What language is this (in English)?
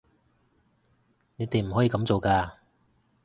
Cantonese